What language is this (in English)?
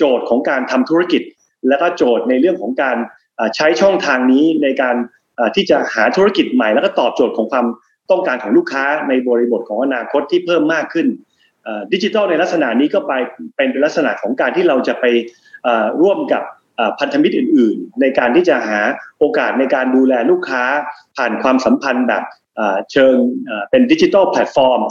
Thai